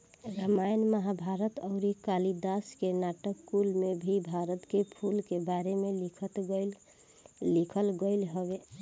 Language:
Bhojpuri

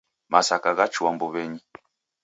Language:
Taita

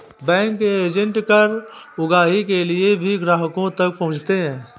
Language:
Hindi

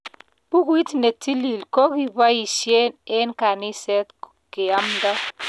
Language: Kalenjin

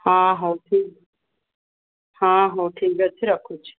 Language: Odia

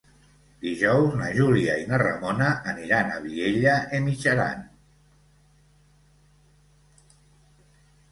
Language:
Catalan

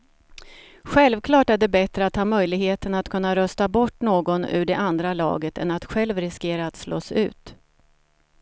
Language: Swedish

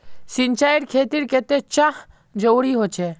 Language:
Magahi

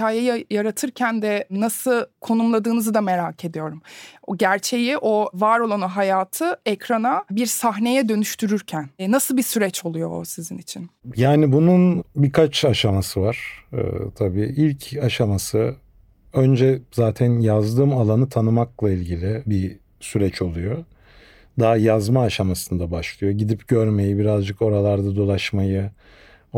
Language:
Turkish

